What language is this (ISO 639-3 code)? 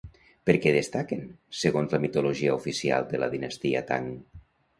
cat